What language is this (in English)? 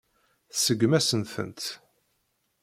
Kabyle